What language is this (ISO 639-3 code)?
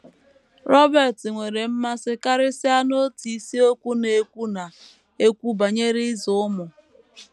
ibo